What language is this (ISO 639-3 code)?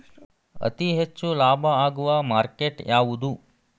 kan